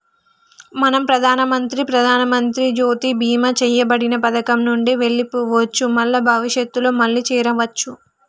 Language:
Telugu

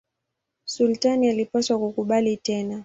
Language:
Swahili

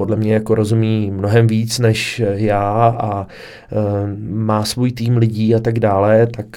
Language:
Czech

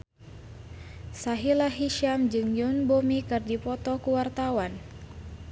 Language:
Sundanese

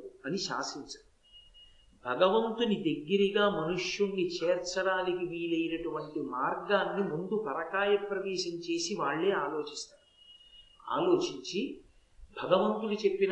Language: Telugu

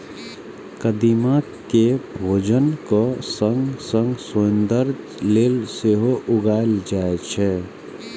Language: Maithili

